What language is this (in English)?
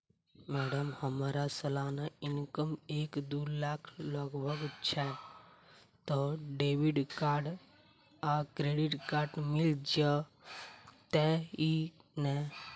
Maithili